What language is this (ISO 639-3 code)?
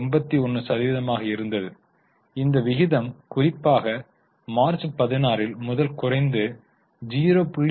tam